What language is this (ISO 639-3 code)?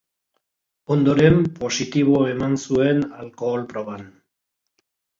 eus